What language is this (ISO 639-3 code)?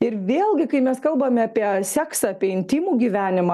lit